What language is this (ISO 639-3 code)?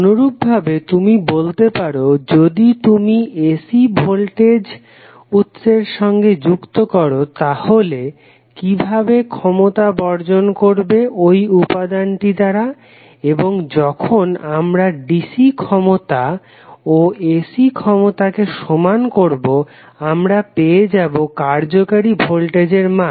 ben